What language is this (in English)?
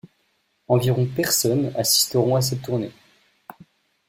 French